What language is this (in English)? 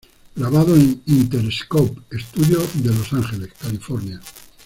Spanish